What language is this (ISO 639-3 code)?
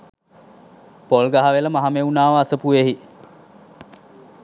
sin